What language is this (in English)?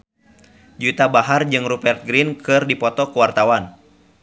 Sundanese